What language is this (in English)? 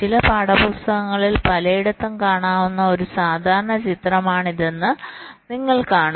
Malayalam